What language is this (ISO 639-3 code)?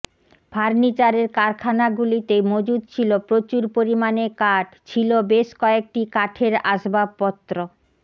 ben